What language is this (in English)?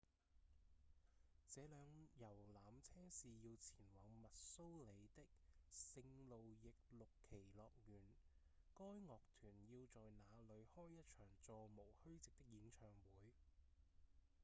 Cantonese